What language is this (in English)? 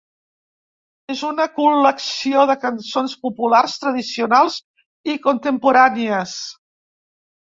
Catalan